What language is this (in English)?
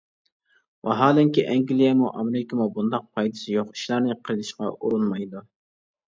Uyghur